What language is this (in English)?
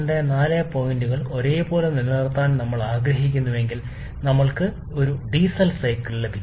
Malayalam